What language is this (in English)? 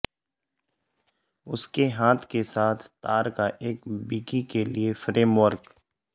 Urdu